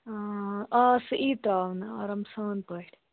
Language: Kashmiri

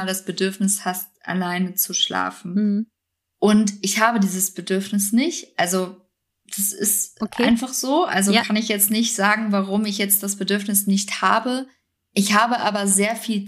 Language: German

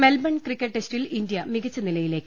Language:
Malayalam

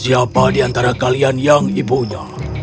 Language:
Indonesian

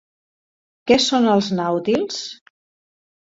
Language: Catalan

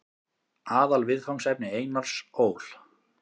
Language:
Icelandic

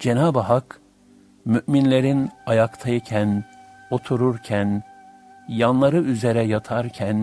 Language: Turkish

